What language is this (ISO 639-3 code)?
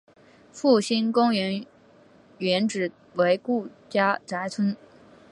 zho